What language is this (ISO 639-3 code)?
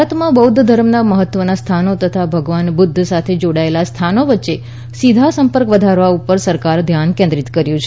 guj